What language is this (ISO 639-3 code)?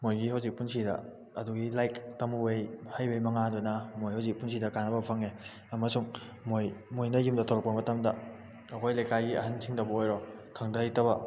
mni